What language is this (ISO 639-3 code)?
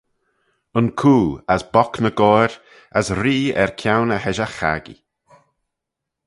glv